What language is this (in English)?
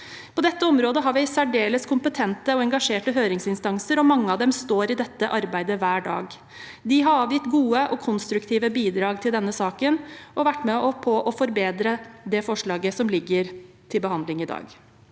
Norwegian